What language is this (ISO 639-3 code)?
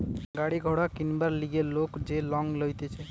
ben